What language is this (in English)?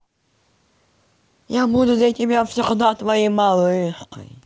Russian